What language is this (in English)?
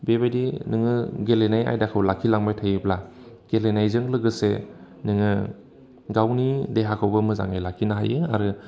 Bodo